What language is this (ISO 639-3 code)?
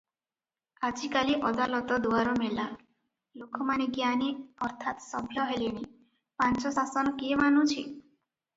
ori